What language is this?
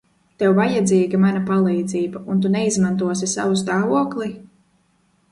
Latvian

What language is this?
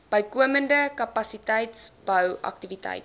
Afrikaans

